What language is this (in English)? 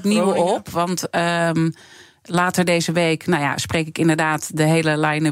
Dutch